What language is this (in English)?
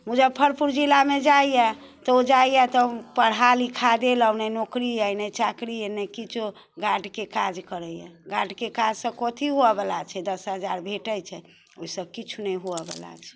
Maithili